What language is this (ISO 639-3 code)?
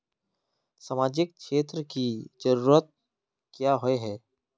mag